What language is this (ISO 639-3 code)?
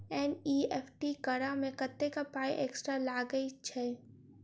mai